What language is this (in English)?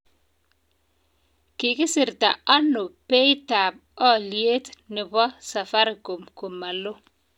Kalenjin